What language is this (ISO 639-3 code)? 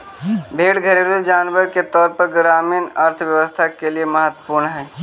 mag